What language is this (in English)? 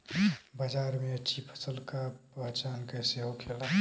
Bhojpuri